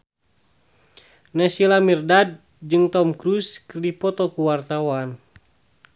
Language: Sundanese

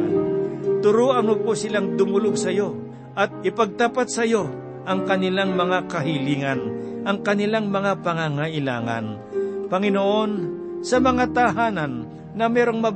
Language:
Filipino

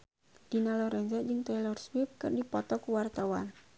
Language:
Sundanese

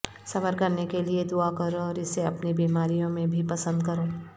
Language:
Urdu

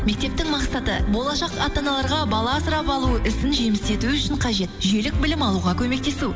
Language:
Kazakh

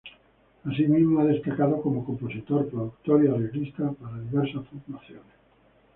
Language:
Spanish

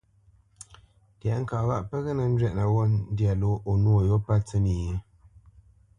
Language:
Bamenyam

